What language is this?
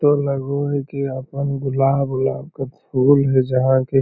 Magahi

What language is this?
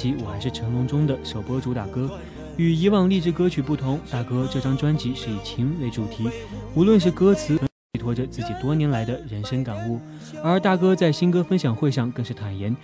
Chinese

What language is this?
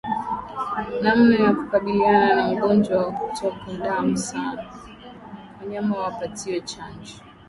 Swahili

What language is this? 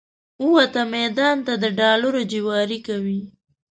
Pashto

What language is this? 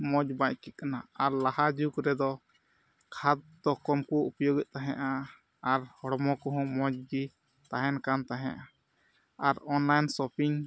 Santali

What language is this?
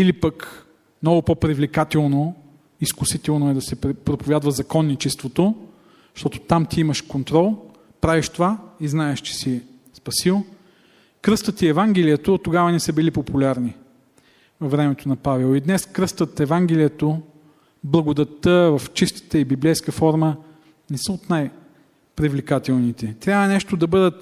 Bulgarian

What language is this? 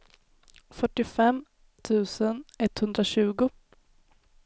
Swedish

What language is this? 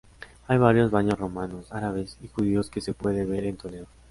Spanish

